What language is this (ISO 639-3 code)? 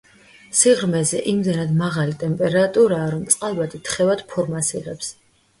kat